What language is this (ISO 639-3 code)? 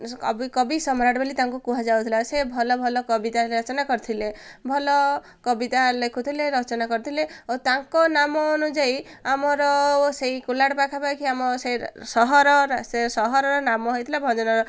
ori